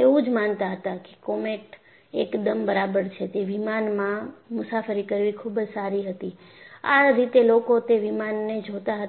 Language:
Gujarati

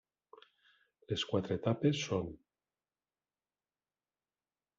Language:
Catalan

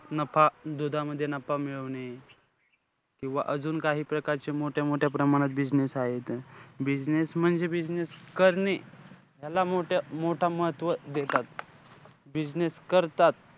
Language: Marathi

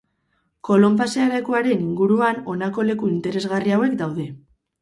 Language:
Basque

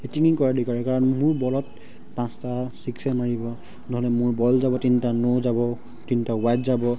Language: Assamese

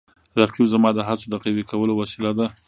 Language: Pashto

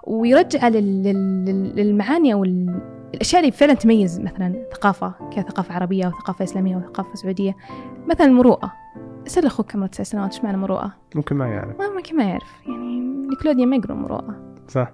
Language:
Arabic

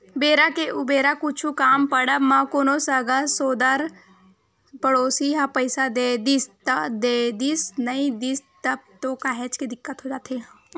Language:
Chhattisgarhi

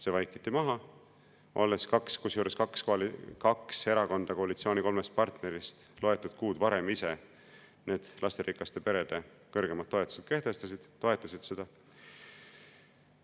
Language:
Estonian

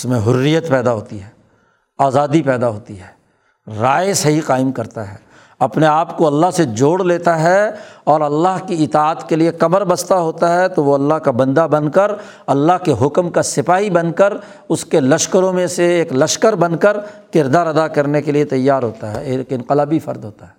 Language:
Urdu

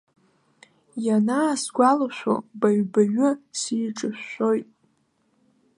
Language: Abkhazian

